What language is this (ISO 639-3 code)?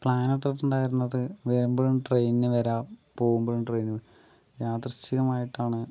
mal